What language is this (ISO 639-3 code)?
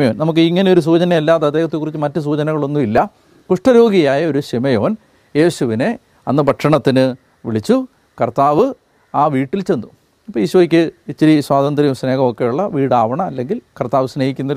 mal